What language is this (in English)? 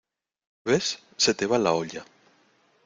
Spanish